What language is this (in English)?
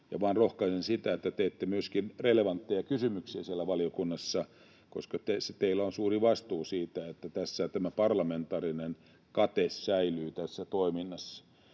Finnish